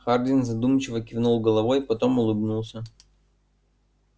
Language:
Russian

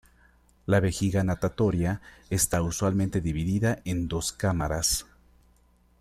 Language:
Spanish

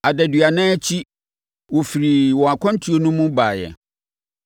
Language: Akan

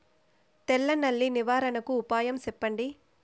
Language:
Telugu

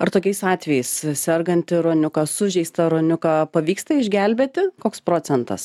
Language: Lithuanian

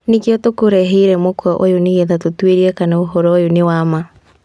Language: Kikuyu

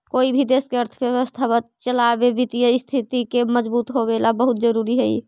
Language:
Magahi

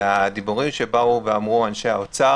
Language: Hebrew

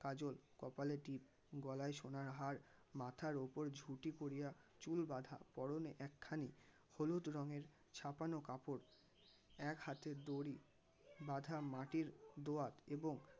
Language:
Bangla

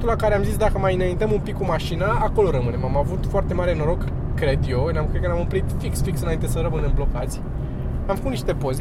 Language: Romanian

